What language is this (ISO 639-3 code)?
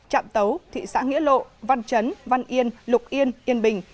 vie